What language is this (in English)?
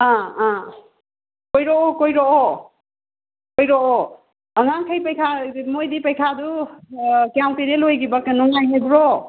Manipuri